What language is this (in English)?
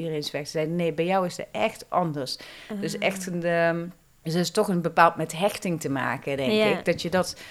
Dutch